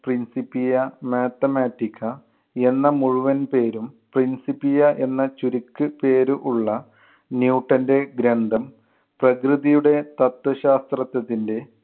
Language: Malayalam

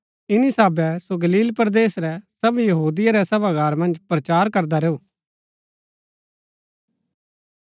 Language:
Gaddi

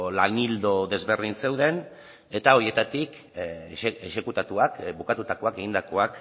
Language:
Basque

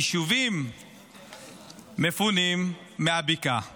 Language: Hebrew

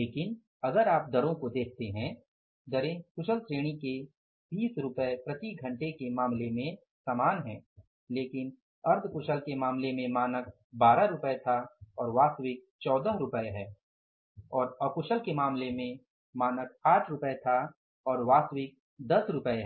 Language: Hindi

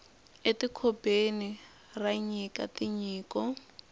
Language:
Tsonga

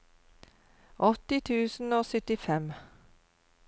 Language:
Norwegian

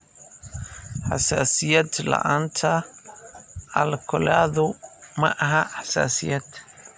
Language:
Somali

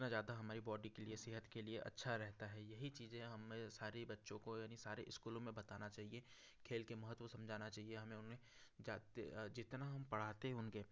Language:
Hindi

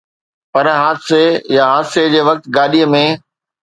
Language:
Sindhi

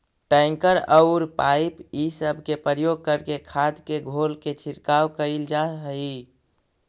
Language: Magahi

